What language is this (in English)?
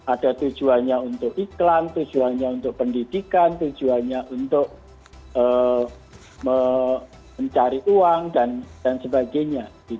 Indonesian